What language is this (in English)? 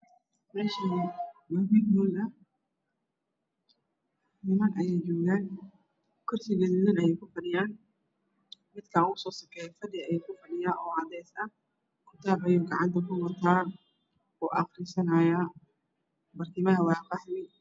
Somali